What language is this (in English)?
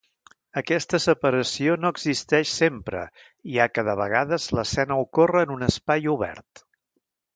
Catalan